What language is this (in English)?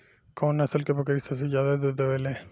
Bhojpuri